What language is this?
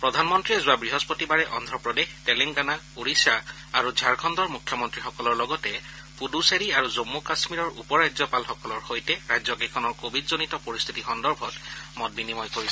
Assamese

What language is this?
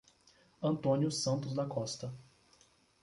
Portuguese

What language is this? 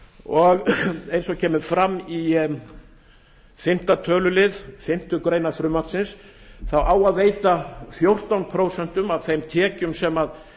Icelandic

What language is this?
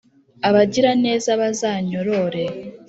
Kinyarwanda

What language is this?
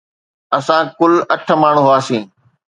Sindhi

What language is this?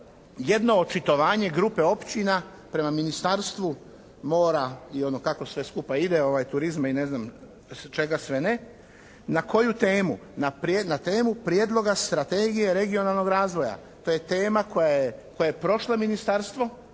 Croatian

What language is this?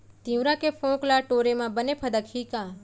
Chhattisgarhi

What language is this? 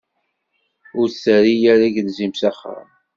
Kabyle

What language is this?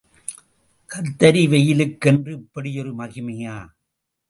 Tamil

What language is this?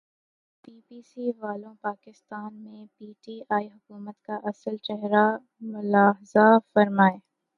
Urdu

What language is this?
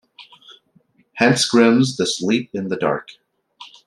English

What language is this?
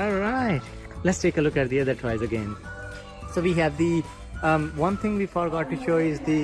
English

